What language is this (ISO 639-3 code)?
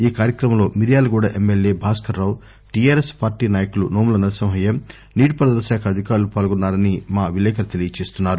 tel